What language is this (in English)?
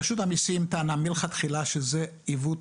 Hebrew